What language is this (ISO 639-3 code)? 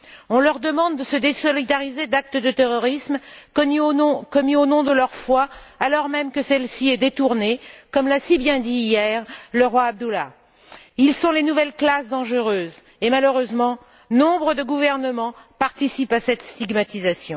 fra